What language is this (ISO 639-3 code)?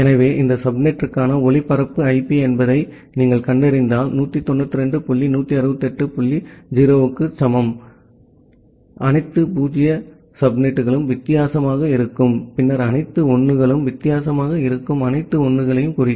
tam